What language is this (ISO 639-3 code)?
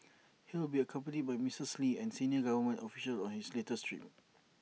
eng